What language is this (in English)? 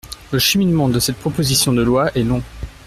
French